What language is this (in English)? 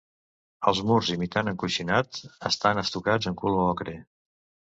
Catalan